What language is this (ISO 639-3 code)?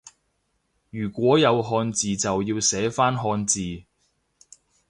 yue